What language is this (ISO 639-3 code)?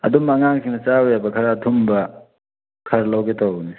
mni